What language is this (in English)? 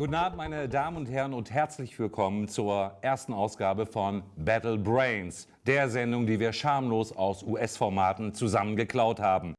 German